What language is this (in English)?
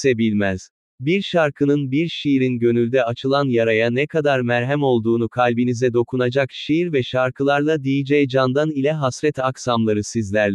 Turkish